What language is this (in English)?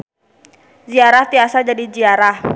Sundanese